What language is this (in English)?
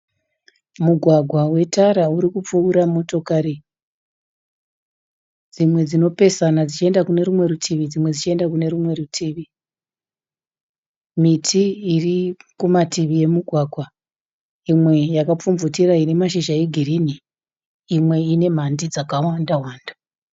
Shona